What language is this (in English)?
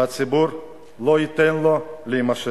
Hebrew